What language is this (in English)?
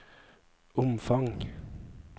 Norwegian